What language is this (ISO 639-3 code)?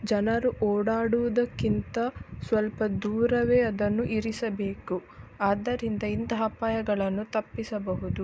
kan